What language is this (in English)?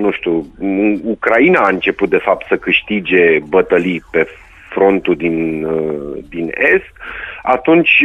Romanian